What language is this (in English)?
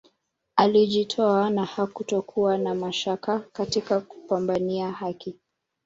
Swahili